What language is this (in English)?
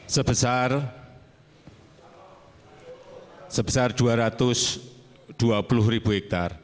Indonesian